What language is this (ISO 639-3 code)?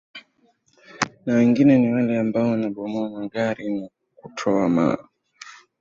swa